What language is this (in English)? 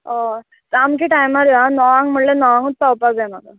Konkani